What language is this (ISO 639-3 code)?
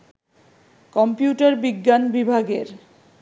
ben